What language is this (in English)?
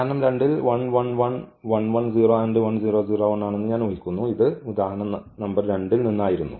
Malayalam